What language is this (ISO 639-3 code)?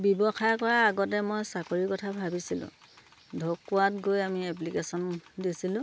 asm